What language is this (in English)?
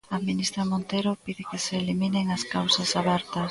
Galician